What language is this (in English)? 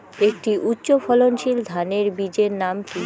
Bangla